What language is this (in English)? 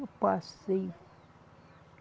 Portuguese